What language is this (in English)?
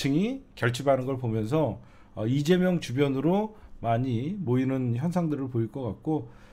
Korean